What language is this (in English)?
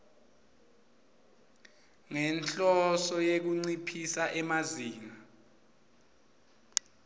Swati